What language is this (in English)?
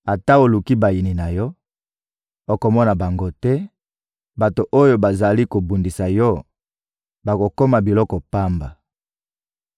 Lingala